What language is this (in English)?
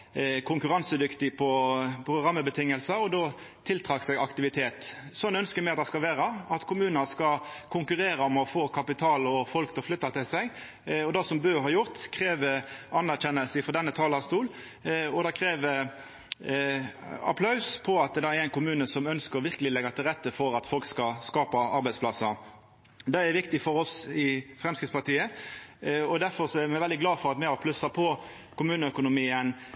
Norwegian Nynorsk